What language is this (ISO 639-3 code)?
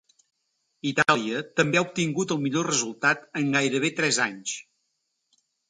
cat